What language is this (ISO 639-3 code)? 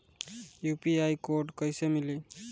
bho